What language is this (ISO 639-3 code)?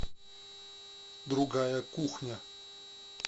rus